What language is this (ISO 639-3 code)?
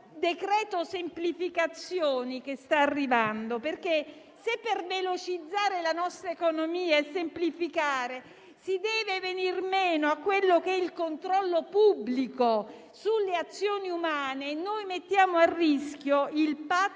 ita